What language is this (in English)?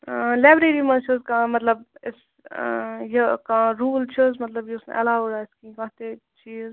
Kashmiri